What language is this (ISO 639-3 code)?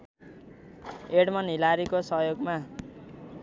nep